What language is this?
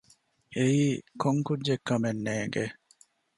Divehi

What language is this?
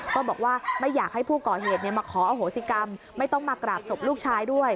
Thai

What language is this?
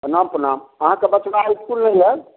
Maithili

